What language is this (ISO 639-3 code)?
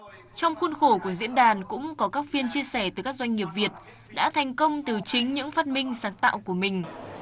vie